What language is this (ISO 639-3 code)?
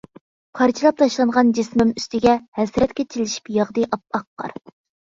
uig